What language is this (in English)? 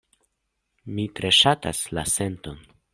Esperanto